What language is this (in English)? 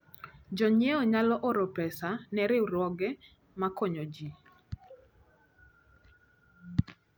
Luo (Kenya and Tanzania)